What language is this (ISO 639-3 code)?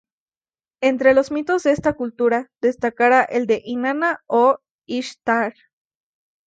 spa